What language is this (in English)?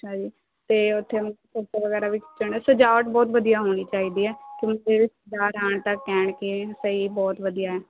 Punjabi